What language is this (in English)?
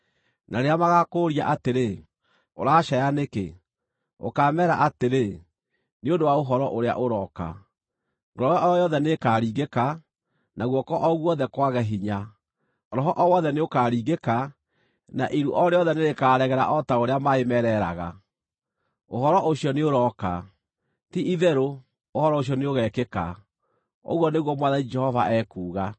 Kikuyu